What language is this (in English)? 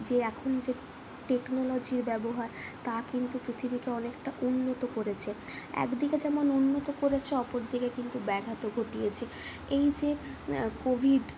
Bangla